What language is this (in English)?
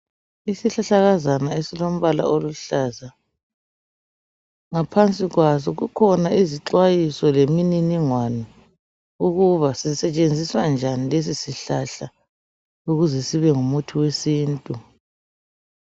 North Ndebele